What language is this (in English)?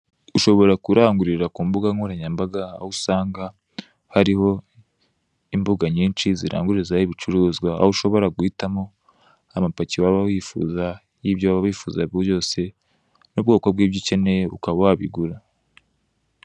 Kinyarwanda